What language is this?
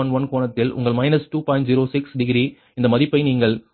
Tamil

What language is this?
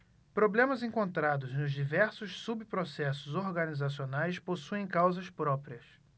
Portuguese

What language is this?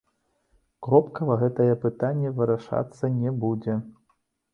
Belarusian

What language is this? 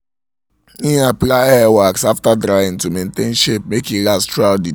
Nigerian Pidgin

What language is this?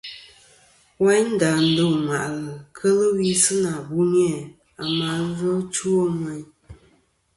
Kom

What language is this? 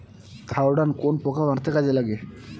Bangla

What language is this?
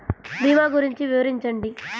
Telugu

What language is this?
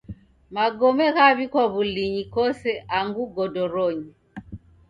Taita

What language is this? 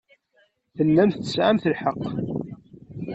Kabyle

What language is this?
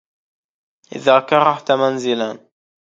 Arabic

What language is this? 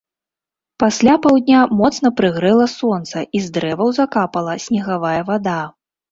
Belarusian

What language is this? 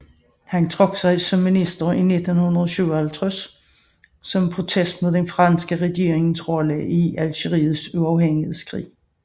Danish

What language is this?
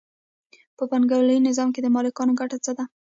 Pashto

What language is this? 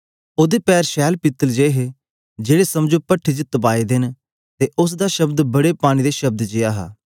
Dogri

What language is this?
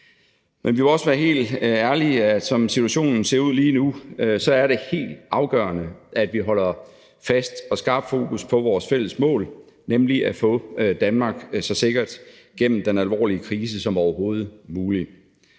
Danish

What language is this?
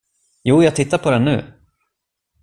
Swedish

